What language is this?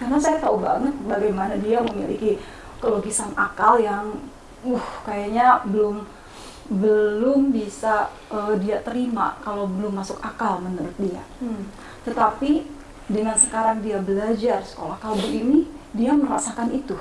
Indonesian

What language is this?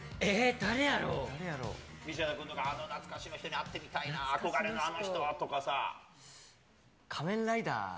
Japanese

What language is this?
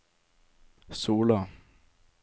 Norwegian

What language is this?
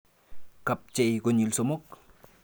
Kalenjin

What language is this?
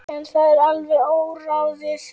Icelandic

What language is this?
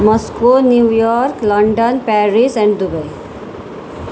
Nepali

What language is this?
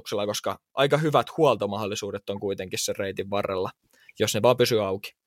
Finnish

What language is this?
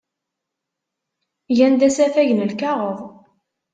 Kabyle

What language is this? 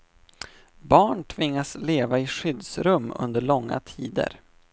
Swedish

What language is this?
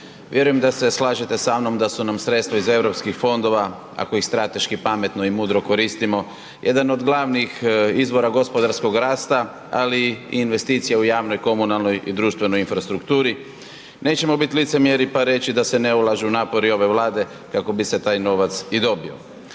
Croatian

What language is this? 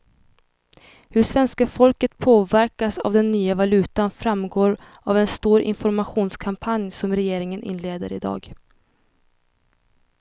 Swedish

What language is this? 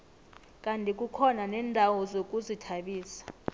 South Ndebele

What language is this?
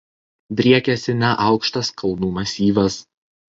Lithuanian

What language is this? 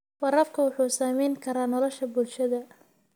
Somali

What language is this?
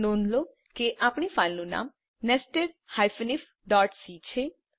Gujarati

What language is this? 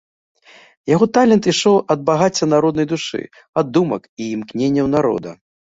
Belarusian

